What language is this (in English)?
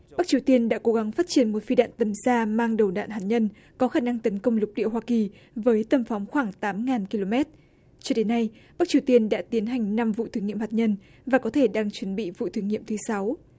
Vietnamese